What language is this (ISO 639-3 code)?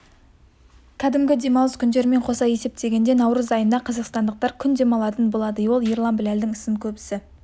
kaz